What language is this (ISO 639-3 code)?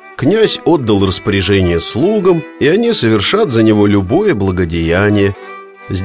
rus